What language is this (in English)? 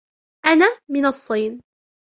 Arabic